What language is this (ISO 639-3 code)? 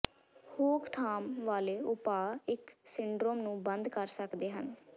pan